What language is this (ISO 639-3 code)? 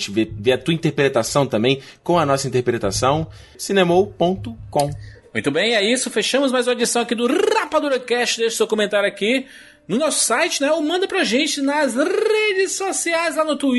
por